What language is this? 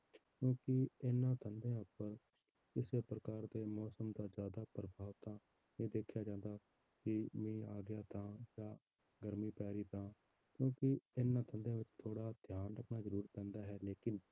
Punjabi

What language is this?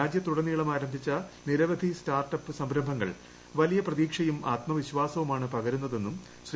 Malayalam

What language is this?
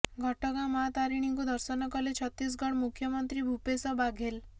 Odia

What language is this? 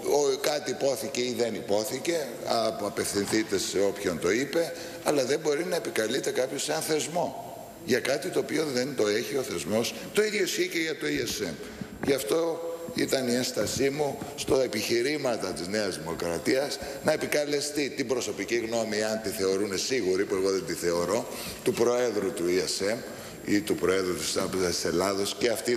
Greek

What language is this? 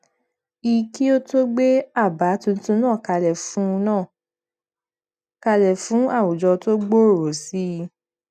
Yoruba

